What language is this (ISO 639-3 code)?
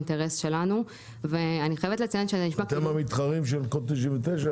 heb